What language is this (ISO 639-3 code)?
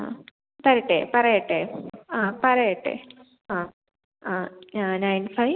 mal